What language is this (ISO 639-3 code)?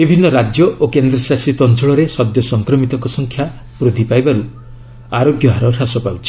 ori